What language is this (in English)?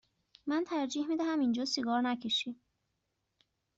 Persian